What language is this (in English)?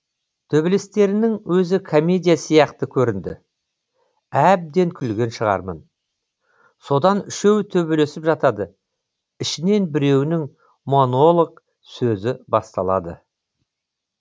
Kazakh